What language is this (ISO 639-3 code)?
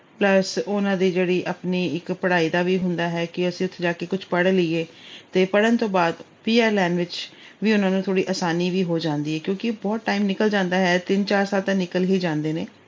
pan